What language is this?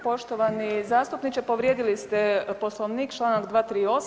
Croatian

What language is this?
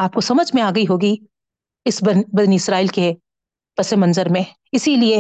Urdu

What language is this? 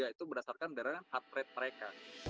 Indonesian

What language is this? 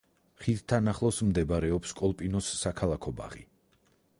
Georgian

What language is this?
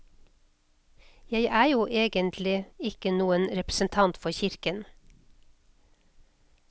Norwegian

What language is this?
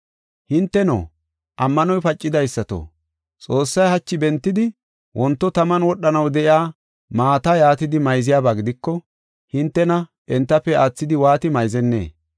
Gofa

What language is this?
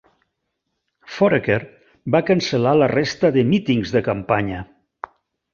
Catalan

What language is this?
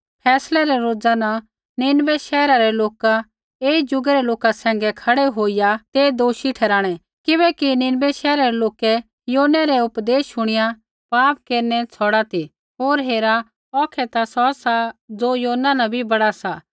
Kullu Pahari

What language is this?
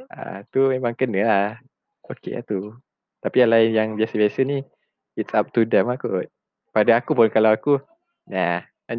Malay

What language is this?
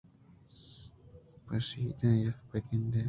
Eastern Balochi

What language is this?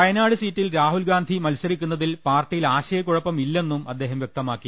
Malayalam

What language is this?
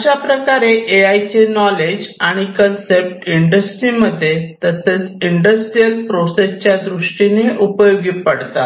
Marathi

